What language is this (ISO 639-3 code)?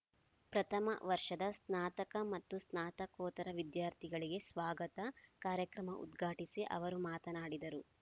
kan